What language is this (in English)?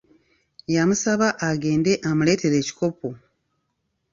Ganda